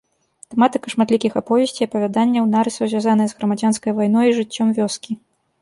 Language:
Belarusian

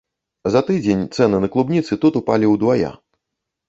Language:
Belarusian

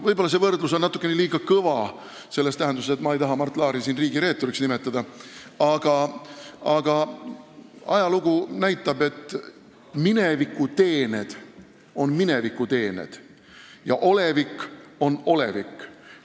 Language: Estonian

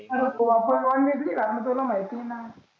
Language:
Marathi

